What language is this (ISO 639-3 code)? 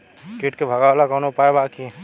bho